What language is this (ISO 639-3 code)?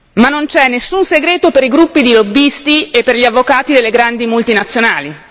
ita